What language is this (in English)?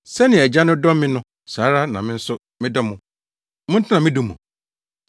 Akan